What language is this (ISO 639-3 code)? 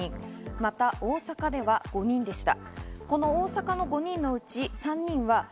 jpn